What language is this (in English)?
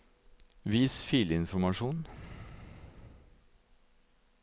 Norwegian